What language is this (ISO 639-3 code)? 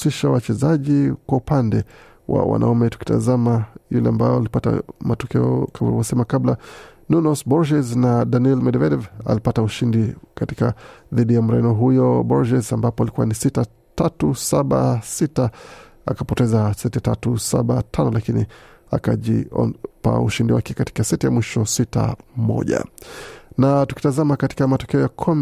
swa